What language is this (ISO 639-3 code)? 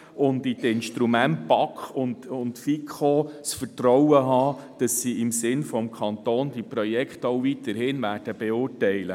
gsw